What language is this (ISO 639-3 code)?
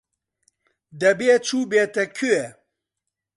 ckb